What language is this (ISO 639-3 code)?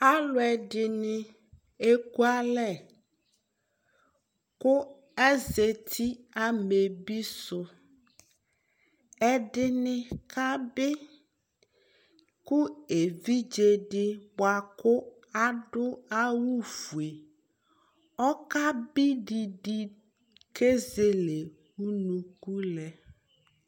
kpo